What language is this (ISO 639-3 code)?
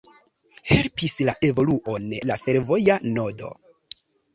epo